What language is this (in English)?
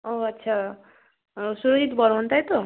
Bangla